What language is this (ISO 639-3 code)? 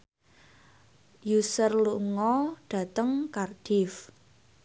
jav